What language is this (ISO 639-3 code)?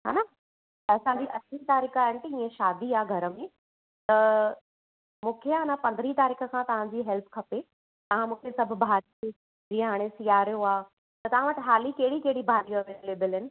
snd